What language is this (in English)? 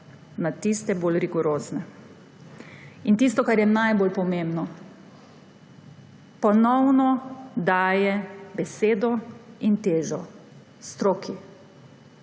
Slovenian